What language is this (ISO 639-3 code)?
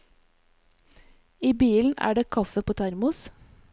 nor